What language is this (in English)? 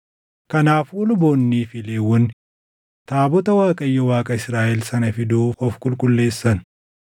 Oromo